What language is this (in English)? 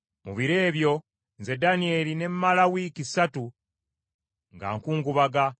Ganda